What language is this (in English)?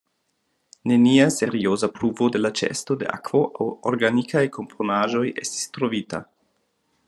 Esperanto